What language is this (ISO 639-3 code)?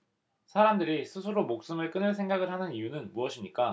kor